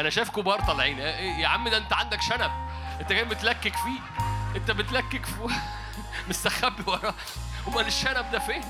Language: Arabic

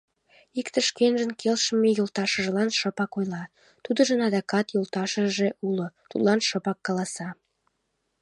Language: Mari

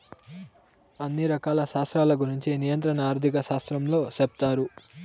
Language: Telugu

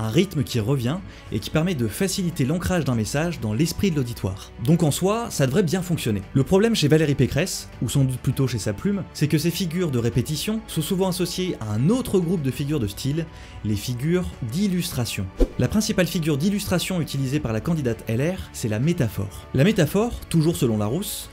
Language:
French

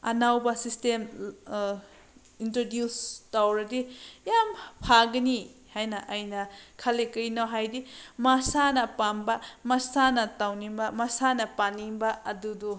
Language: Manipuri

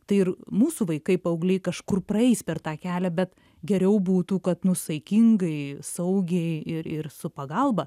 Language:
Lithuanian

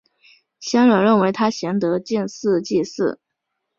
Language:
Chinese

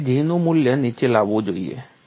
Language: Gujarati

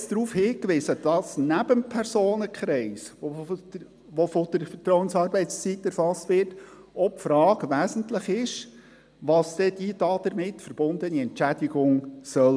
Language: Swiss German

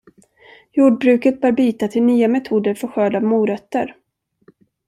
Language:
Swedish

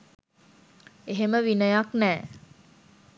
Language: Sinhala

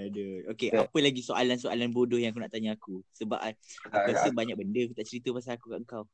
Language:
Malay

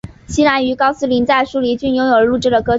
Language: Chinese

